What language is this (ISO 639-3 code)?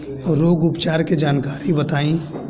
bho